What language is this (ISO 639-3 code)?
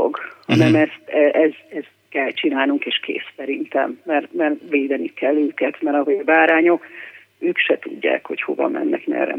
hun